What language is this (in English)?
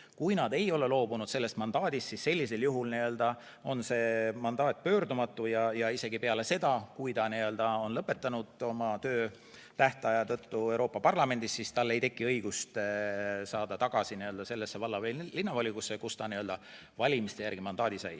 Estonian